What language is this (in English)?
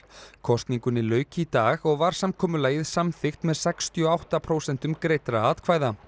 Icelandic